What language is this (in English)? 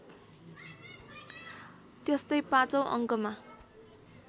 Nepali